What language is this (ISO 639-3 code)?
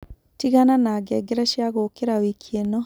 kik